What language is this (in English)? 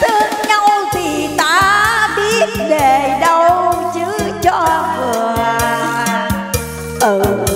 Vietnamese